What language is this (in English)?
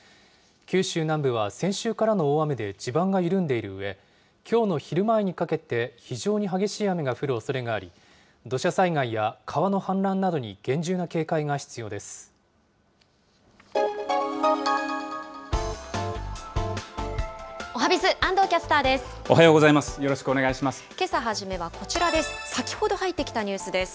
Japanese